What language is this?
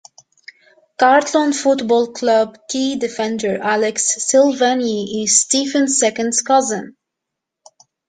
English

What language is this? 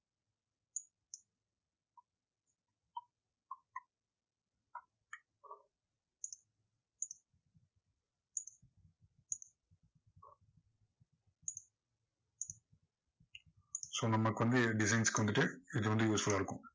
Tamil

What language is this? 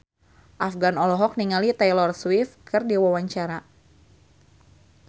Sundanese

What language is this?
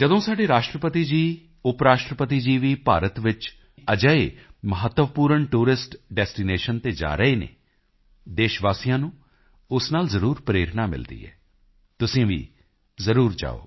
Punjabi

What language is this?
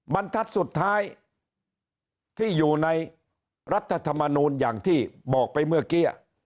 Thai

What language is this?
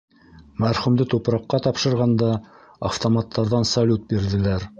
Bashkir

